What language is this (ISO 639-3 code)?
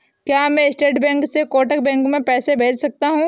hin